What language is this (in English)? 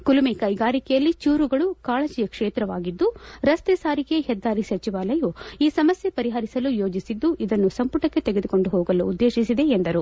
Kannada